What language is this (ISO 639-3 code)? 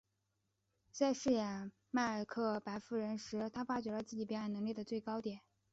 zho